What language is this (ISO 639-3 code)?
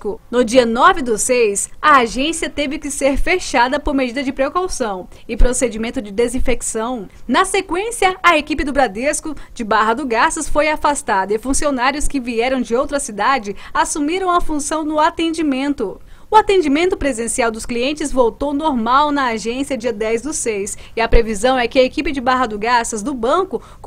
por